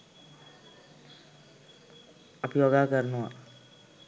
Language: Sinhala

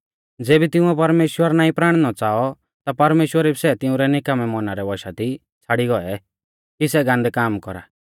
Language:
Mahasu Pahari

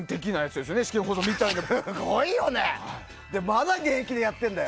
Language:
Japanese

